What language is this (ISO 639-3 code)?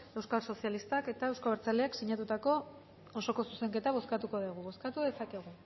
eus